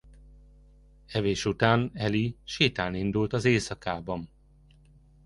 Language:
Hungarian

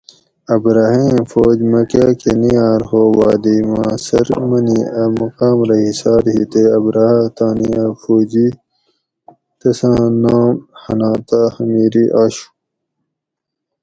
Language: Gawri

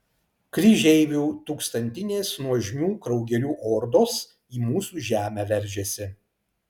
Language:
Lithuanian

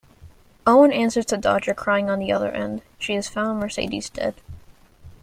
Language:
English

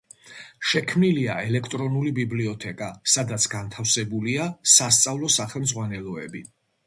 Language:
Georgian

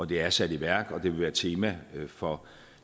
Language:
Danish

